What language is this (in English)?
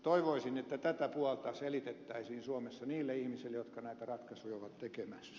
Finnish